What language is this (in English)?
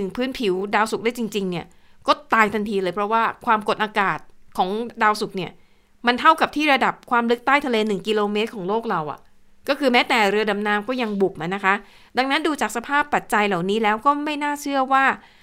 Thai